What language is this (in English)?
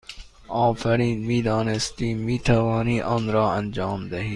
Persian